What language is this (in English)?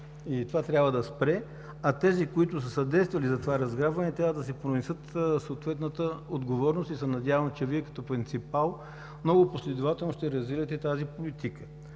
Bulgarian